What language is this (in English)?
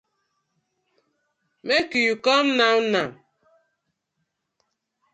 Nigerian Pidgin